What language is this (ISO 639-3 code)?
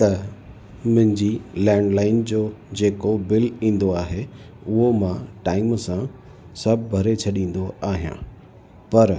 snd